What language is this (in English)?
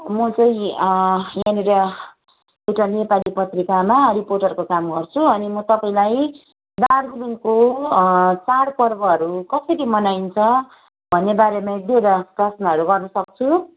Nepali